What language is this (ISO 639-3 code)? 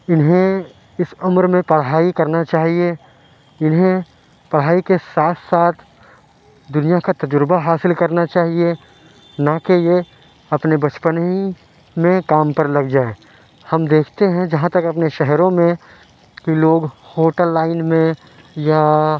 urd